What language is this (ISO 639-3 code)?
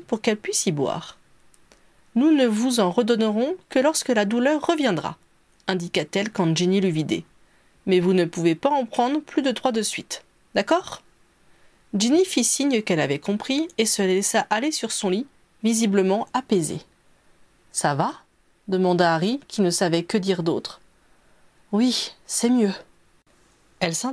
fra